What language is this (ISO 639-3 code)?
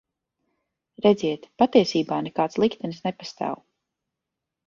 lav